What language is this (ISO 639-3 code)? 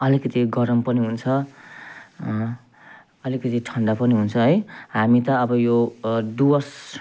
nep